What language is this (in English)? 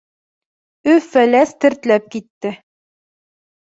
Bashkir